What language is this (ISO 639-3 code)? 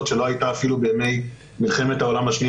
heb